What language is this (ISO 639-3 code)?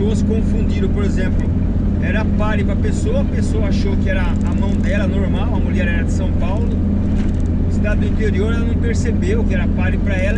por